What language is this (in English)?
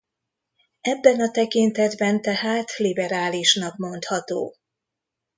Hungarian